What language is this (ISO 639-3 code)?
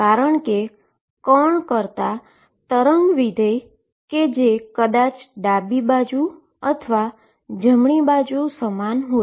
guj